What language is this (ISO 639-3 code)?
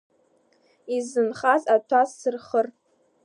abk